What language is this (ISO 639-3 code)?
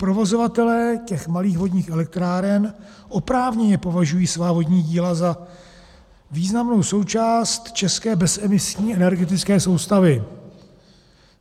ces